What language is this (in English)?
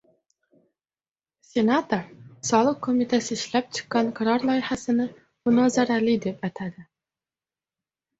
Uzbek